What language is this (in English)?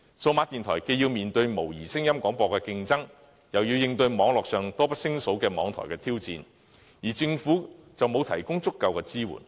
Cantonese